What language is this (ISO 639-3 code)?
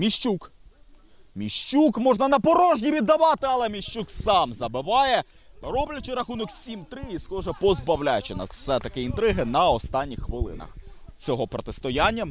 ukr